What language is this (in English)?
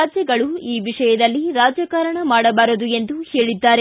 Kannada